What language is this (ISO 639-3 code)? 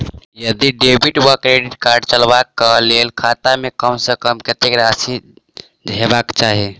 mai